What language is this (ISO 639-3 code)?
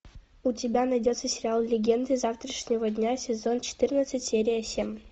rus